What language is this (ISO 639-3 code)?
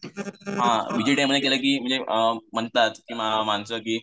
mar